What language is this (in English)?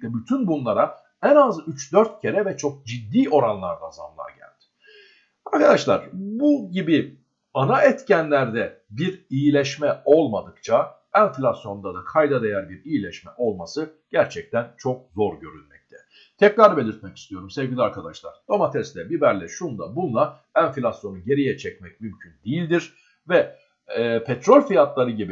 Turkish